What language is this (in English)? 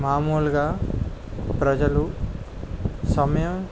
Telugu